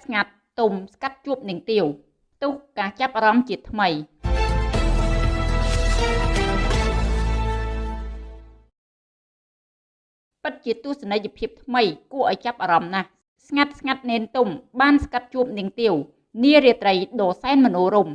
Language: Vietnamese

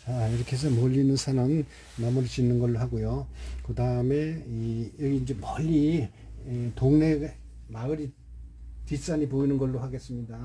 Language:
Korean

